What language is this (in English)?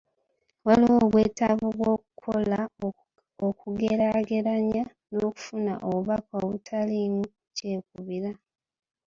Ganda